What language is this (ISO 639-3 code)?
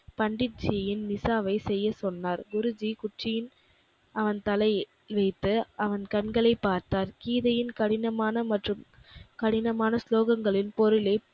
tam